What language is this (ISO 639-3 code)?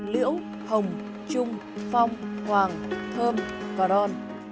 vie